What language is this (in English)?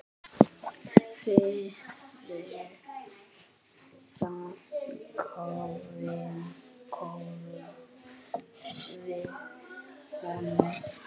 Icelandic